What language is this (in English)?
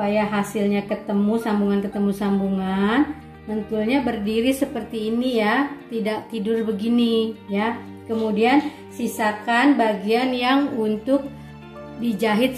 Indonesian